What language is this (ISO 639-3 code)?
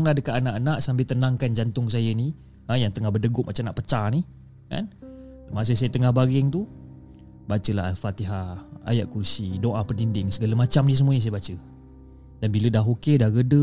msa